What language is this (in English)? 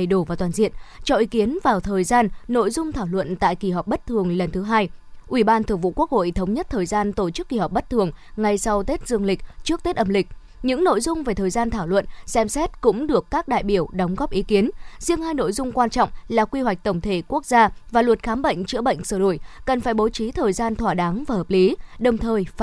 Vietnamese